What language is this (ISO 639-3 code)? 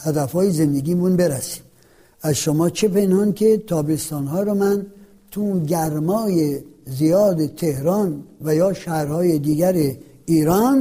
fas